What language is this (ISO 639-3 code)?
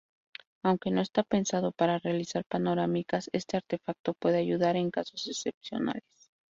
spa